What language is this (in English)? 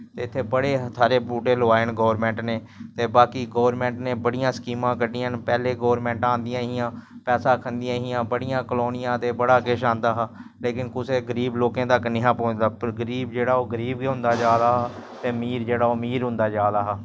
Dogri